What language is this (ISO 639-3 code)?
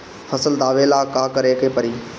bho